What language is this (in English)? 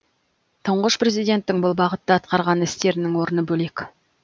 Kazakh